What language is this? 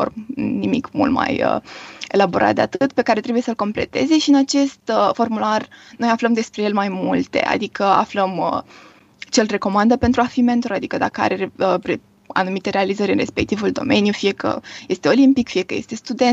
Romanian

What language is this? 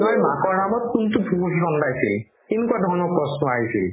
Assamese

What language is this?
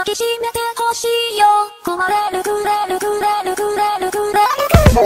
Korean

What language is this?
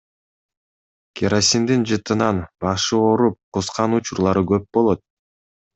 Kyrgyz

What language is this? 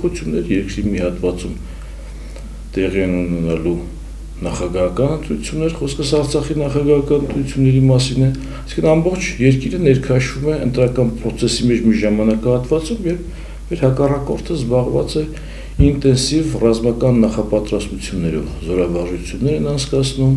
Turkish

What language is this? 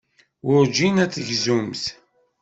Kabyle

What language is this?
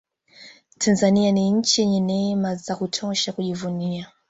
Swahili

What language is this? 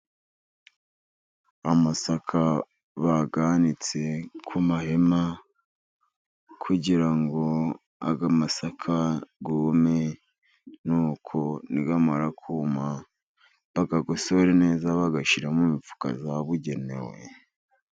Kinyarwanda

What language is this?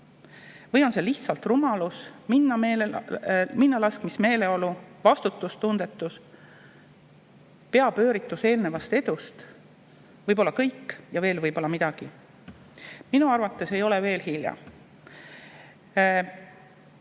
Estonian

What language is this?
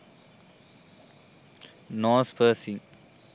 Sinhala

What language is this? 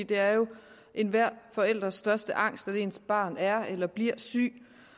Danish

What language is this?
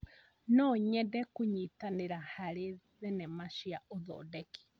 Kikuyu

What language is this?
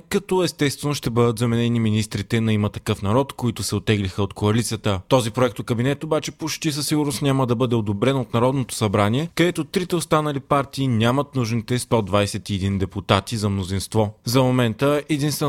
Bulgarian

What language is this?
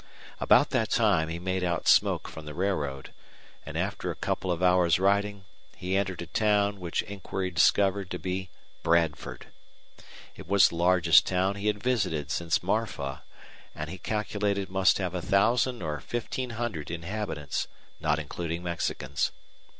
English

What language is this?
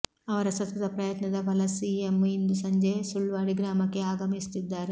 Kannada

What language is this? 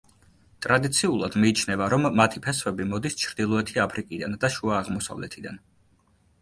Georgian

